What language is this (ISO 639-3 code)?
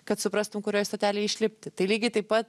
lit